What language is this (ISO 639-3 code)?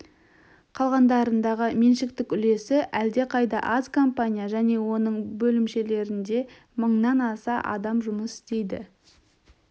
kaz